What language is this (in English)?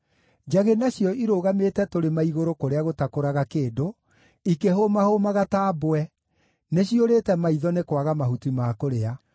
Kikuyu